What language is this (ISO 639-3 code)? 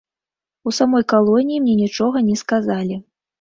bel